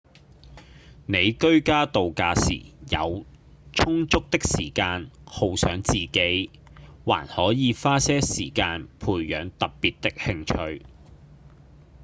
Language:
Cantonese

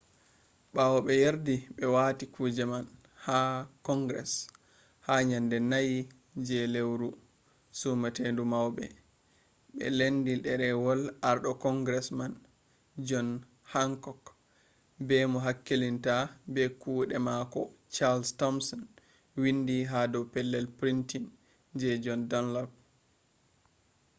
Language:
Fula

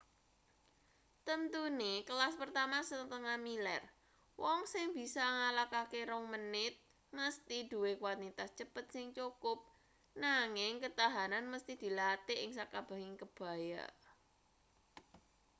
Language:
Javanese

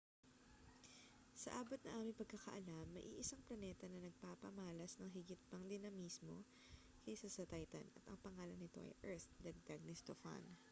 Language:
Filipino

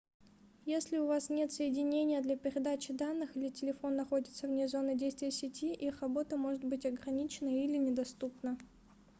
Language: Russian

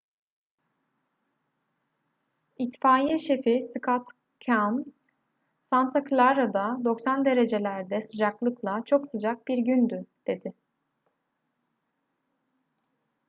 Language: Turkish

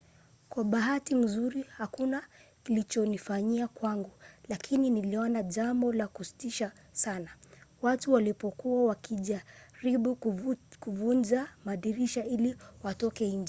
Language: Swahili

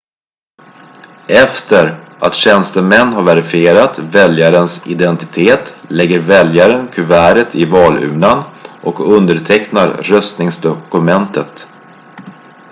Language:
Swedish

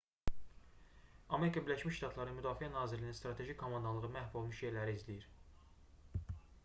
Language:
Azerbaijani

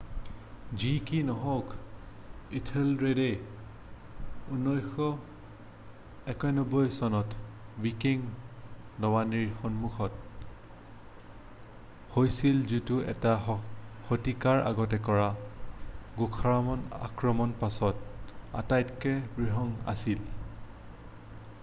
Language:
Assamese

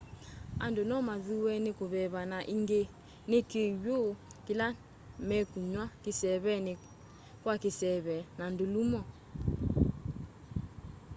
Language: Kamba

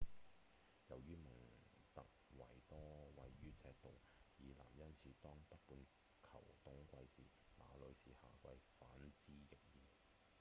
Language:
Cantonese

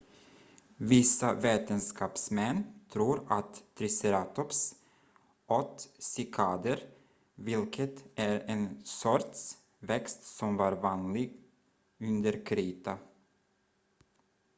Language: Swedish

